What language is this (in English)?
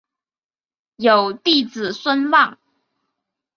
Chinese